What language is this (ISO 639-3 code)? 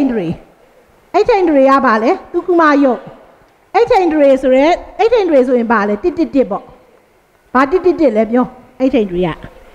tha